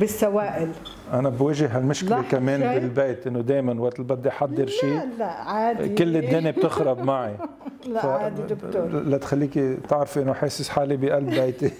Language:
Arabic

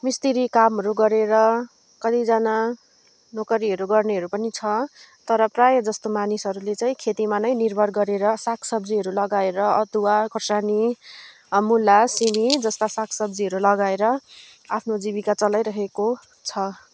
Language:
Nepali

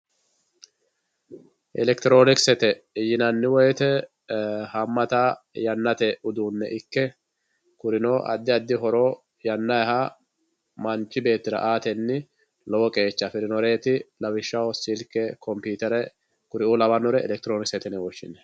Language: Sidamo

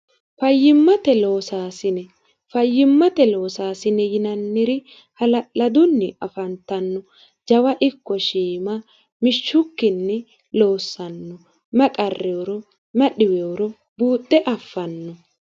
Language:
Sidamo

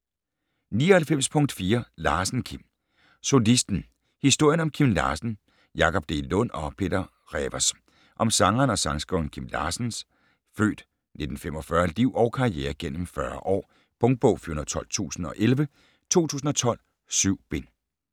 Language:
Danish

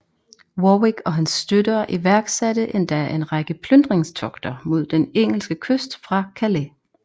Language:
Danish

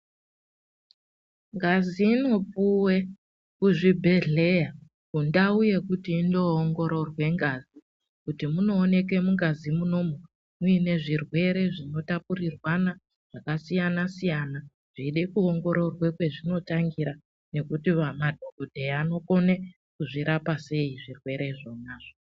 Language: Ndau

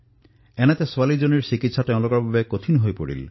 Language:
Assamese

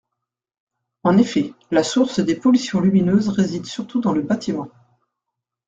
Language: French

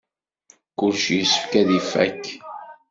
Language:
Kabyle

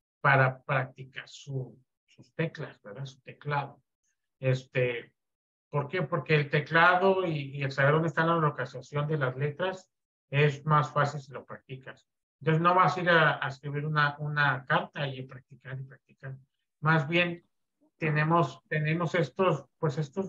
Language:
Spanish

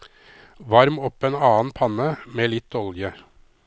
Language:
Norwegian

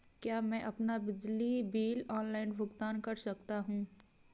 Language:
Hindi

